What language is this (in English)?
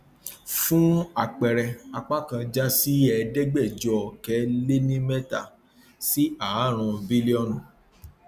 Yoruba